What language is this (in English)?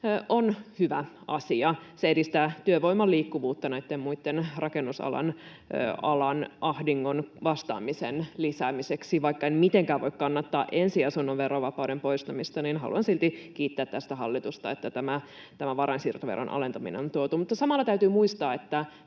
Finnish